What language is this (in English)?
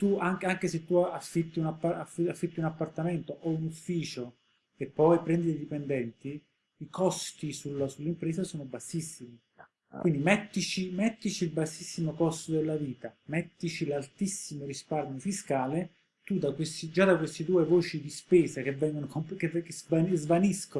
Italian